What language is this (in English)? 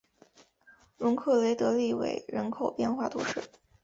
Chinese